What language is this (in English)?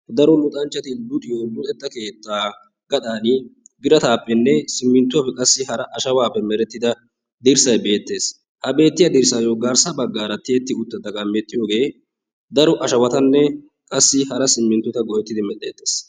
Wolaytta